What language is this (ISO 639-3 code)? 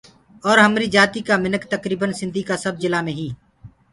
ggg